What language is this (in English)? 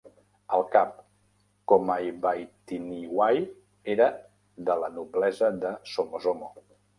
Catalan